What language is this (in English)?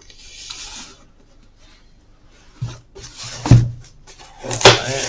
Spanish